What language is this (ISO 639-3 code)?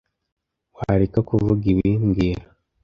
kin